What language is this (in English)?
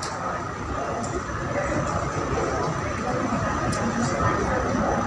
Indonesian